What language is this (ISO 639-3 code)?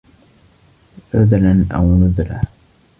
ara